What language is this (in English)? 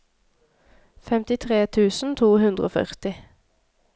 Norwegian